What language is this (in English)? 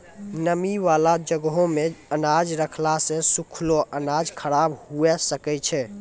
Maithili